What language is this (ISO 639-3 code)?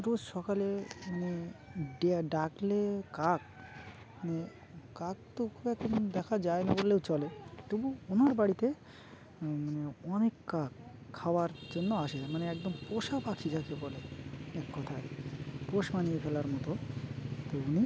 ben